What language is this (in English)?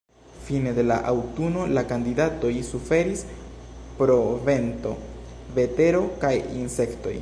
Esperanto